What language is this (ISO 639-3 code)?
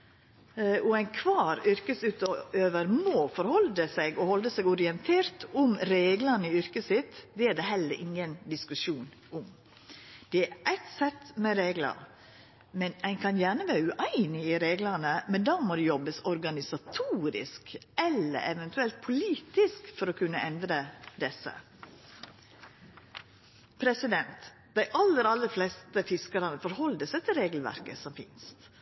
nno